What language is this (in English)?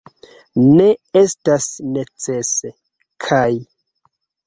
Esperanto